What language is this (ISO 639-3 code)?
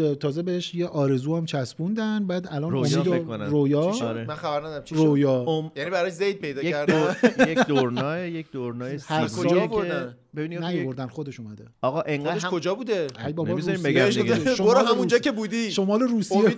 fas